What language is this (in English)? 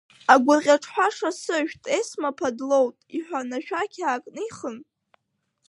Abkhazian